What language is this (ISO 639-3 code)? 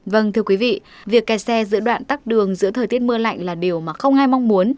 vie